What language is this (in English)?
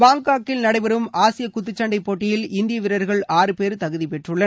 Tamil